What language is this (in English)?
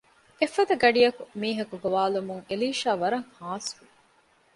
Divehi